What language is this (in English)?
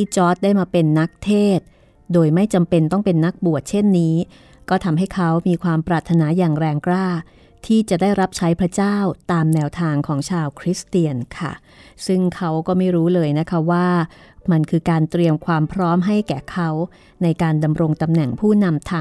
Thai